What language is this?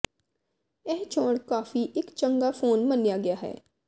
Punjabi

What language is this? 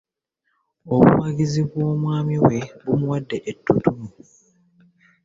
Ganda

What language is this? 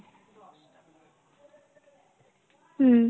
Bangla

